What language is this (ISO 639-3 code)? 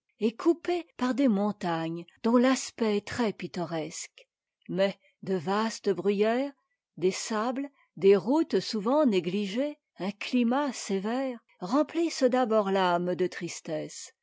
fra